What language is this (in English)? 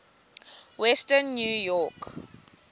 Xhosa